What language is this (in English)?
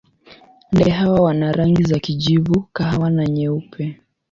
Swahili